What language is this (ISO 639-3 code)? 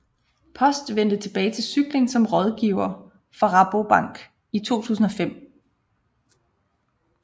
dan